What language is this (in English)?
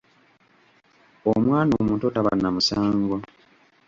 Ganda